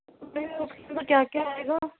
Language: Urdu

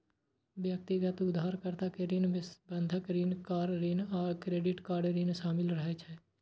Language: Maithili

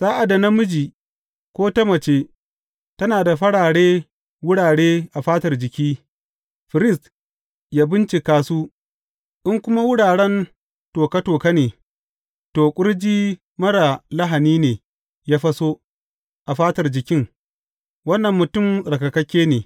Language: Hausa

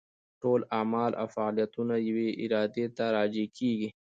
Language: Pashto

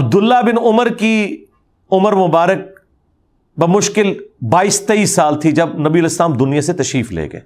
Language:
Urdu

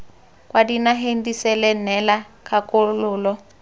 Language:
Tswana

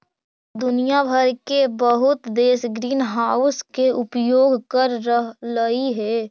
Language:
Magahi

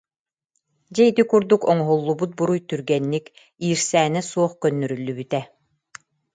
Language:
Yakut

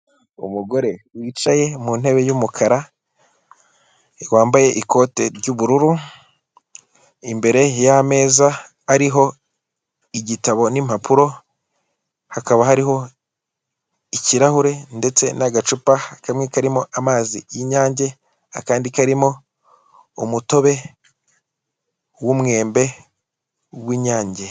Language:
Kinyarwanda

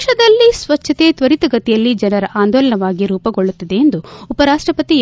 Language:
Kannada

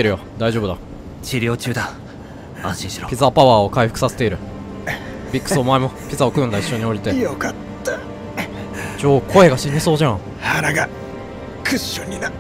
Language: Japanese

